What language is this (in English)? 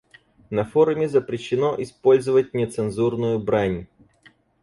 Russian